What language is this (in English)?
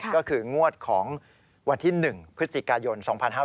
Thai